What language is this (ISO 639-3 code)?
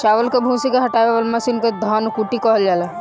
bho